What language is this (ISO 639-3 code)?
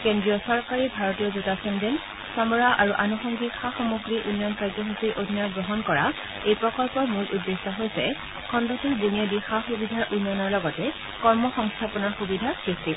asm